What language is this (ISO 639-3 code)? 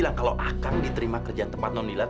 ind